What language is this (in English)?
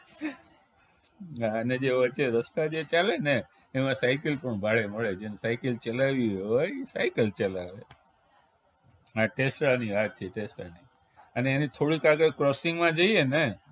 Gujarati